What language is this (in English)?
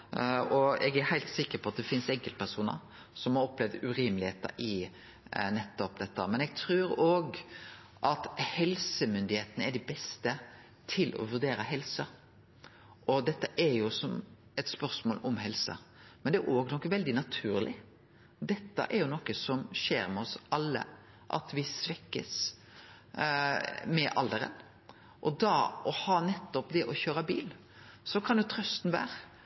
Norwegian Nynorsk